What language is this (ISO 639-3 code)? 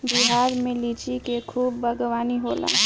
bho